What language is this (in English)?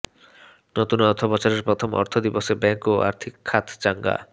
Bangla